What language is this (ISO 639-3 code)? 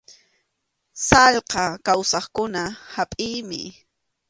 qxu